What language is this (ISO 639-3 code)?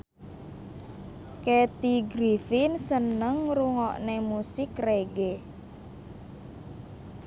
jav